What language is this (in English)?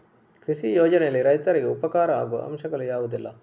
Kannada